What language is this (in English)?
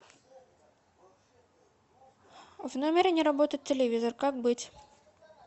Russian